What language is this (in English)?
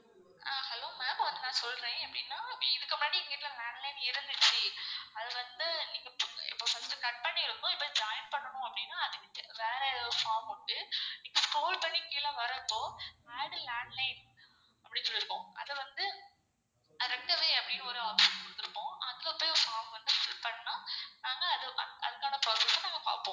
Tamil